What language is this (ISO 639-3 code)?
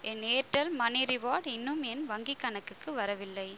tam